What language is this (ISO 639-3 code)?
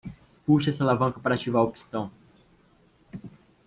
por